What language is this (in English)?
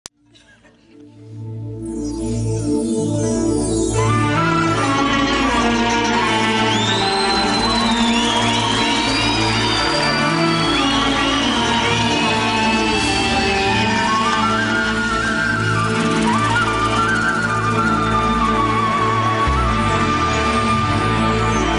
Turkish